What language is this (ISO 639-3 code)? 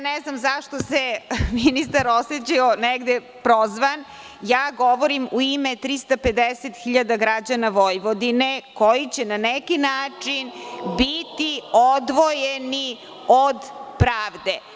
srp